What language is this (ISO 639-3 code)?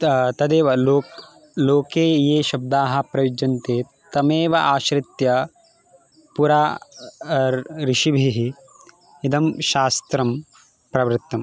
san